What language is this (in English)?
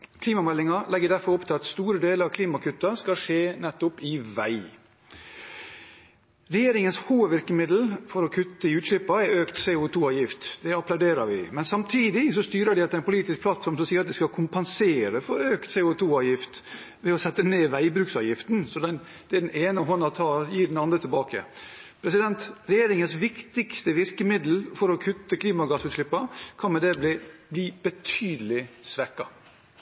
Norwegian Bokmål